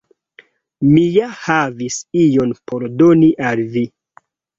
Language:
Esperanto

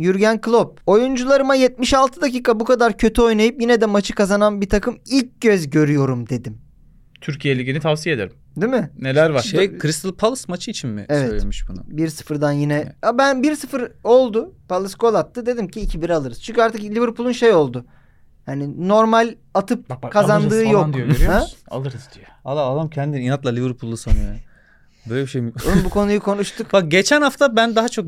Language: Turkish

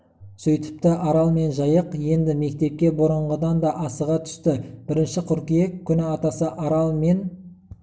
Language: Kazakh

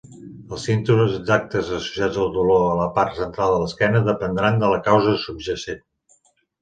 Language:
Catalan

